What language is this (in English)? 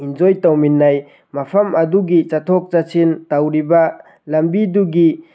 Manipuri